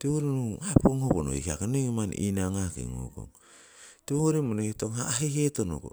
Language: Siwai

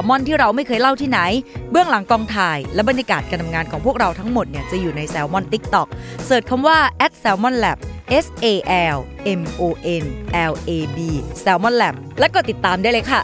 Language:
Thai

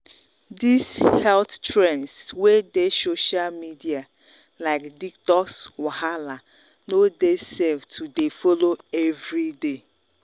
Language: Nigerian Pidgin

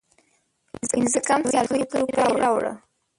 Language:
Pashto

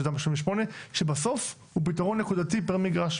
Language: Hebrew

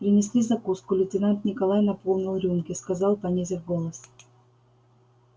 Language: Russian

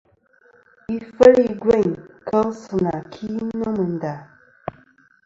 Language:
Kom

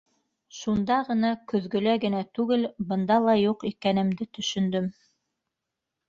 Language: Bashkir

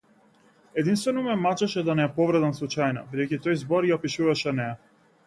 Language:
Macedonian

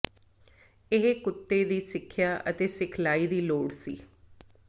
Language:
Punjabi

